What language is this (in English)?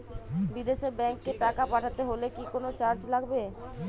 Bangla